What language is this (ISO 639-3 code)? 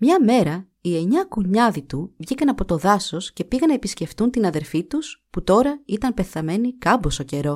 ell